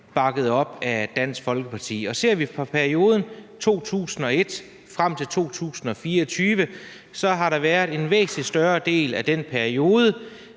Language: Danish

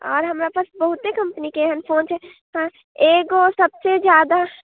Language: Maithili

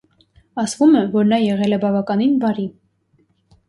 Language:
Armenian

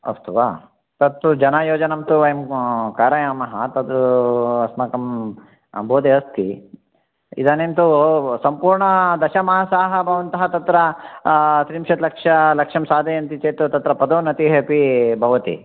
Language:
Sanskrit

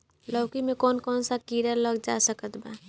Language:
Bhojpuri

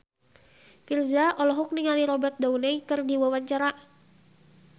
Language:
Sundanese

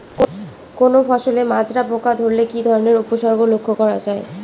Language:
Bangla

